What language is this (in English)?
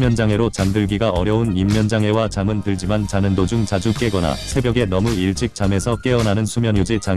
Korean